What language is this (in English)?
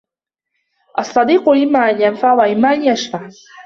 Arabic